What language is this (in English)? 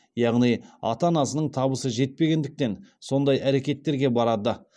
Kazakh